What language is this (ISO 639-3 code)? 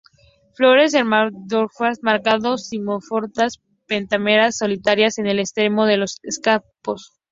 spa